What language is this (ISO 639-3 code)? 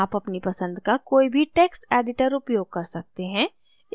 hin